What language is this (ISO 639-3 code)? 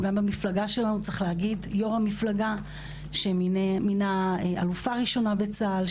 heb